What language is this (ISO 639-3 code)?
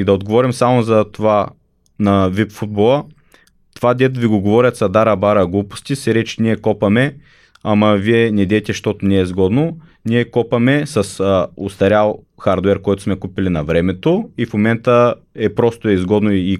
bul